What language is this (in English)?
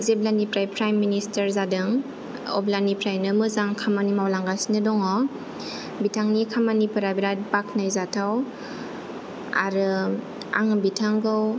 Bodo